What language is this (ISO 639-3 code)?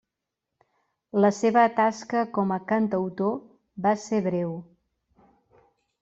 cat